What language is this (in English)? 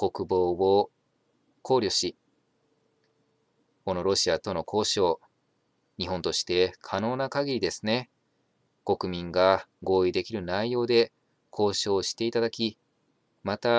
Japanese